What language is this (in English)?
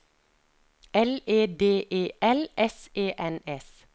Norwegian